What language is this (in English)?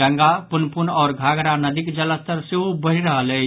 Maithili